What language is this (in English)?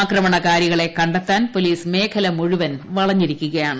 Malayalam